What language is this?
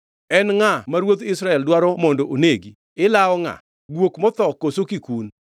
Luo (Kenya and Tanzania)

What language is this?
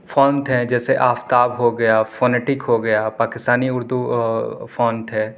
Urdu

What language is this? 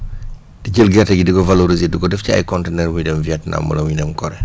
Wolof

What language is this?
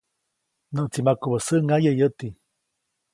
Copainalá Zoque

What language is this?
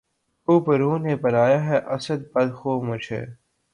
Urdu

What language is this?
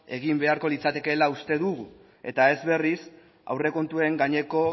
Basque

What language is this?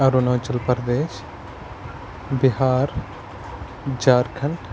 Kashmiri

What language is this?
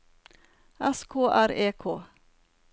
Norwegian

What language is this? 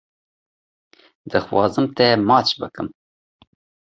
Kurdish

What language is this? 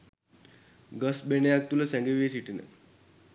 Sinhala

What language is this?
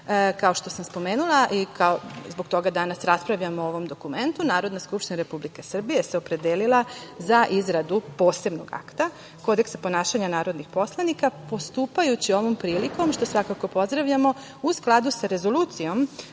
Serbian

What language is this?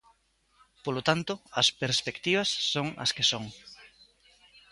Galician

